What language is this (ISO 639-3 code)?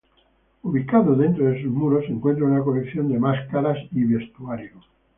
spa